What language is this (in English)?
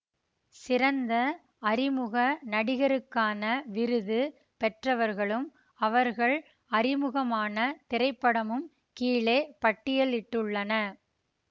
Tamil